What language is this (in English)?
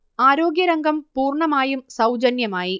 Malayalam